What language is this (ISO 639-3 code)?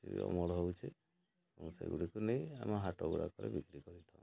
ori